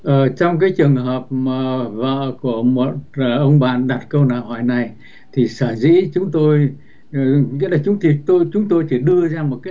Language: Vietnamese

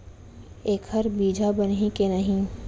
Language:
Chhattisgarhi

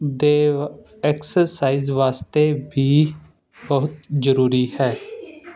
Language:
Punjabi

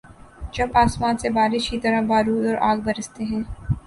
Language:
Urdu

